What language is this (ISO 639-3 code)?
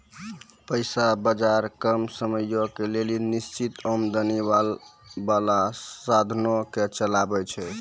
mai